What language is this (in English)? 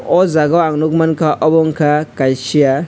Kok Borok